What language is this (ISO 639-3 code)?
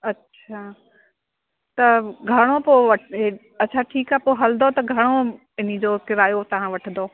snd